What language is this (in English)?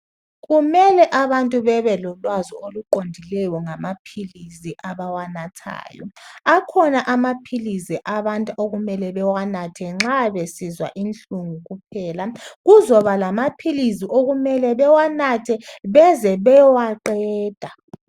North Ndebele